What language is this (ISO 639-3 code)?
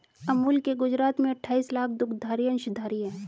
hin